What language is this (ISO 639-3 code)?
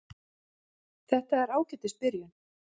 isl